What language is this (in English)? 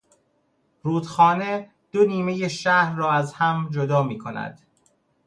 Persian